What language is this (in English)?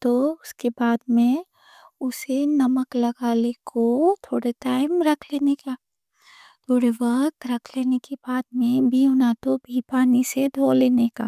Deccan